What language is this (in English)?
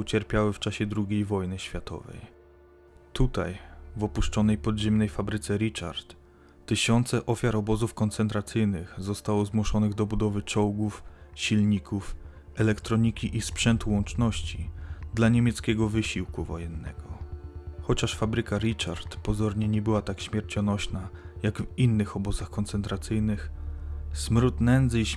Polish